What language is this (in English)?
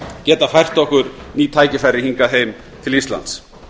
Icelandic